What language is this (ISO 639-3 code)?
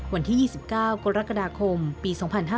tha